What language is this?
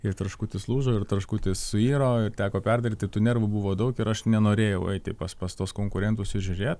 Lithuanian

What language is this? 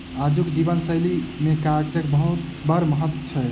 Maithili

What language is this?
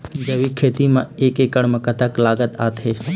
Chhattisgarhi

